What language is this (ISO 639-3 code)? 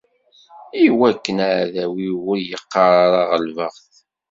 kab